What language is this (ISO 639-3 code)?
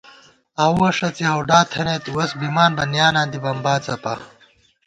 gwt